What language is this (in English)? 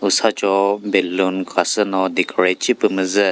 Chokri Naga